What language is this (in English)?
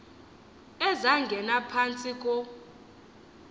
Xhosa